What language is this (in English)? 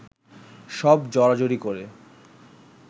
Bangla